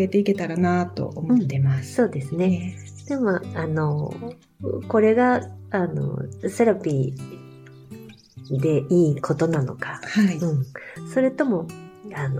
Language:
Japanese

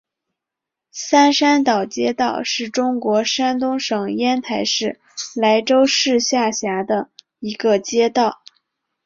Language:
Chinese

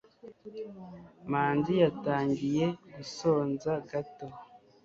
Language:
Kinyarwanda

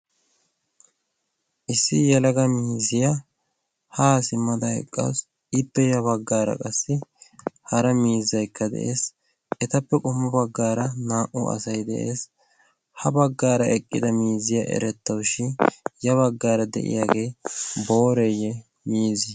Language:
Wolaytta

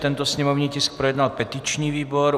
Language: Czech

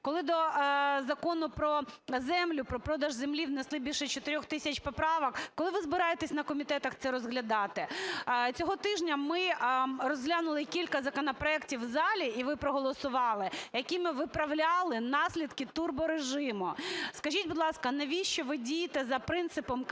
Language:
Ukrainian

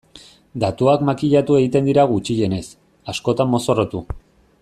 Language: Basque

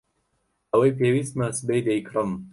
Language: Central Kurdish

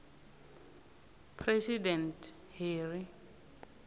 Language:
South Ndebele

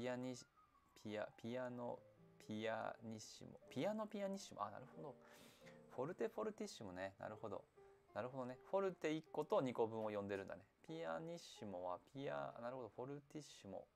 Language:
Japanese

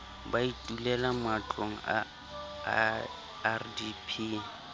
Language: Southern Sotho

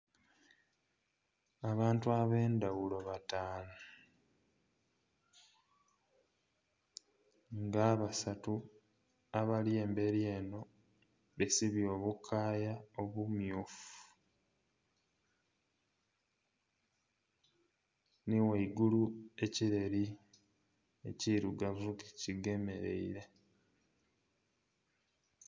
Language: Soga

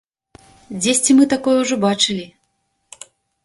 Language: Belarusian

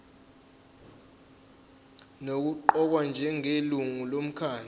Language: Zulu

